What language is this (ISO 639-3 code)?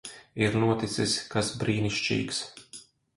lav